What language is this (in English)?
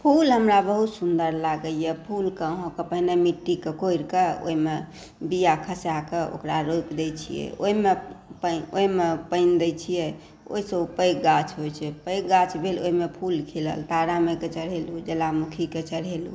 Maithili